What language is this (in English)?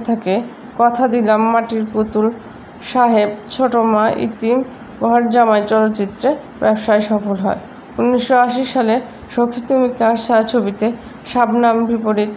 Romanian